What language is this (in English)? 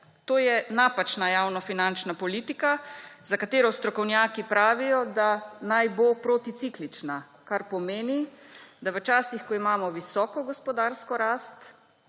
Slovenian